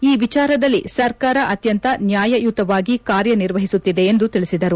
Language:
Kannada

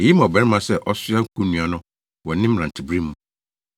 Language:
Akan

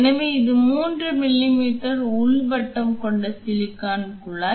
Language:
Tamil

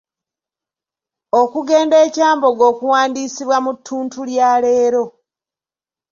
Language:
Ganda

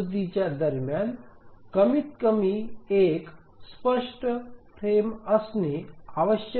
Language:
Marathi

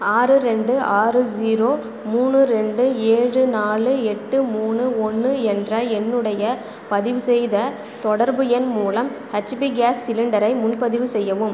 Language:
Tamil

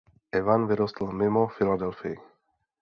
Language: Czech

